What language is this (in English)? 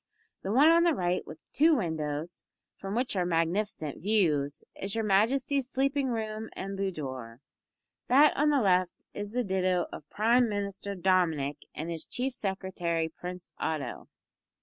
English